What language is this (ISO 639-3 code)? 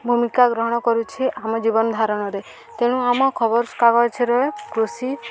ori